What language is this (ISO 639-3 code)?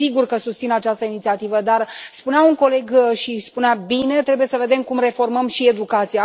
ron